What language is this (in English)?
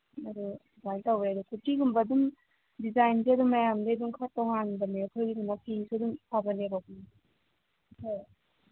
Manipuri